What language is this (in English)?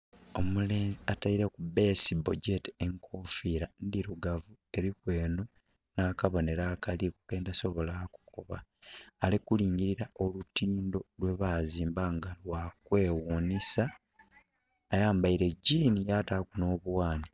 Soga